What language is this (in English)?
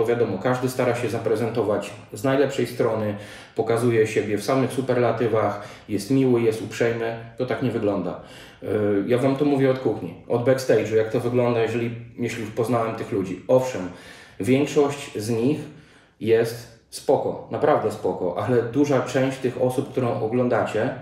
Polish